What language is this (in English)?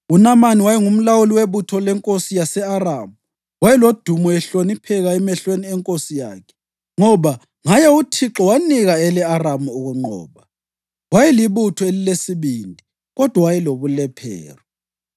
North Ndebele